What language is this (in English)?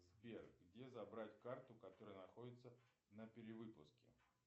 Russian